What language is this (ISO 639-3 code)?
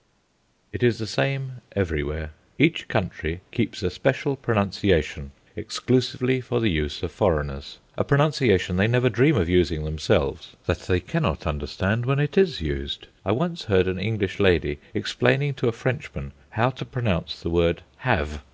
eng